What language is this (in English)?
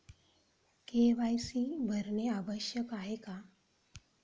Marathi